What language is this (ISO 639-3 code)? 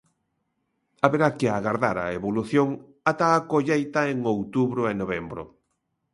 glg